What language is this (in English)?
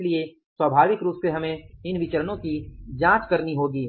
Hindi